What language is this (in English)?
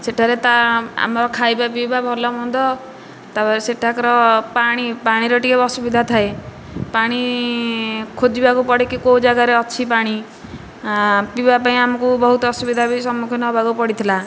Odia